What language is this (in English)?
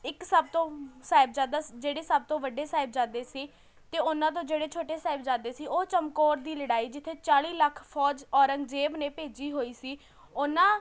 Punjabi